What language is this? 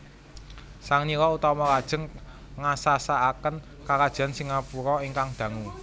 Javanese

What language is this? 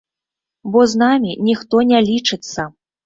Belarusian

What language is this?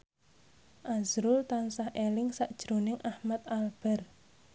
Javanese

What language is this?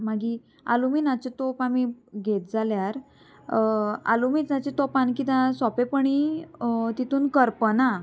Konkani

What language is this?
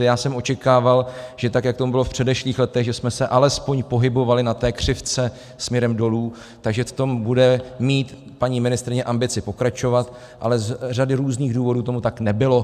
Czech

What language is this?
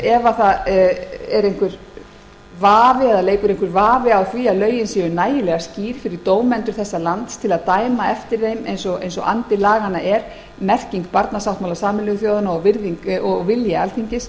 Icelandic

